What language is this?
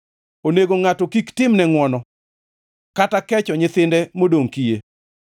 Luo (Kenya and Tanzania)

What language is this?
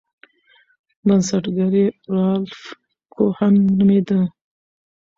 Pashto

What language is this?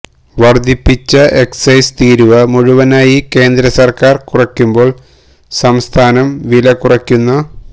Malayalam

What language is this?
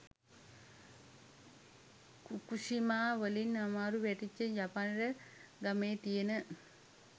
Sinhala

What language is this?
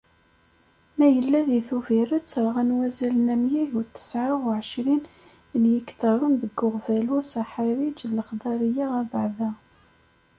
Kabyle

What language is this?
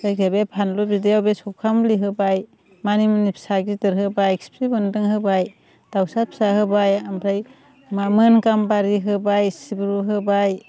Bodo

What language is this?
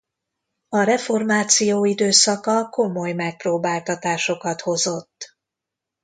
Hungarian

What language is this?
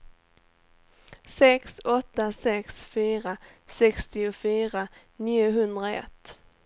Swedish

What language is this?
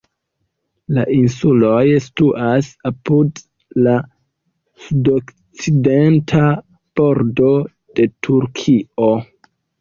Esperanto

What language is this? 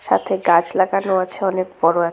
Bangla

